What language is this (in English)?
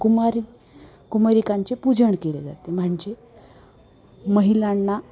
Marathi